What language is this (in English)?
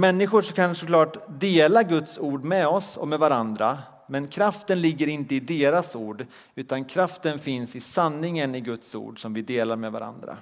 Swedish